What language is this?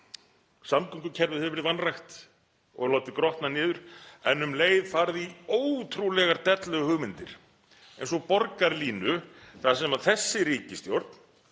Icelandic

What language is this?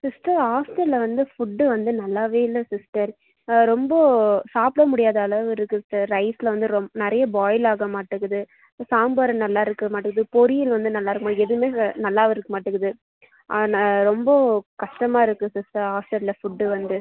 Tamil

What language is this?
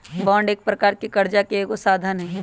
Magahi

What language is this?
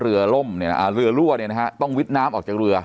Thai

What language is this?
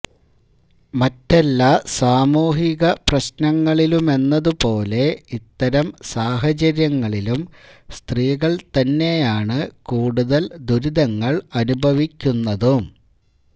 Malayalam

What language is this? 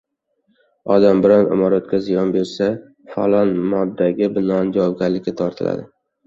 Uzbek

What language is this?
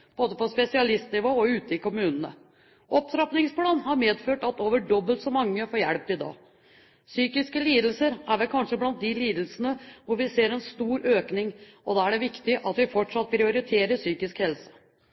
Norwegian Bokmål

